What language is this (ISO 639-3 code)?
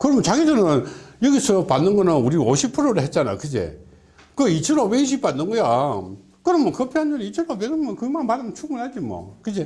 kor